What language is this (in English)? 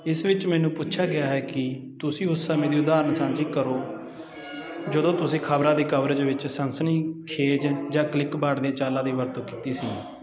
Punjabi